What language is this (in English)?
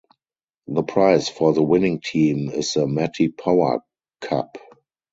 English